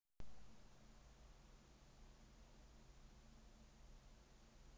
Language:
Russian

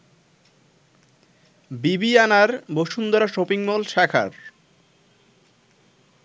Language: Bangla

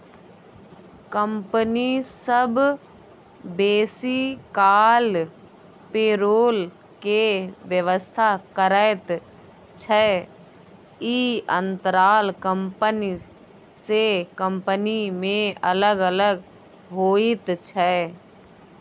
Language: Maithili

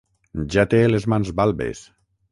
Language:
Catalan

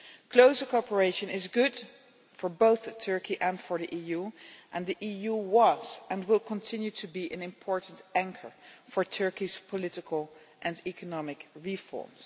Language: English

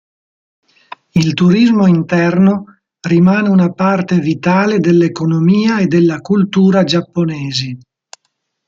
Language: Italian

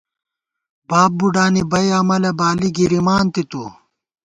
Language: Gawar-Bati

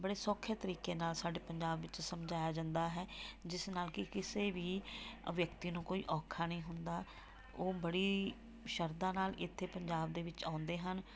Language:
Punjabi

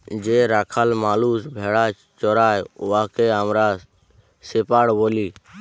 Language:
Bangla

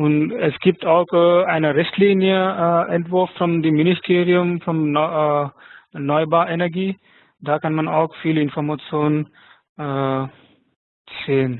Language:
German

